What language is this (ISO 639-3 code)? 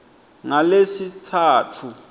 ssw